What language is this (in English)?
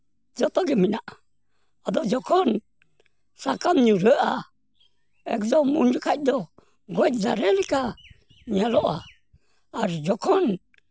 Santali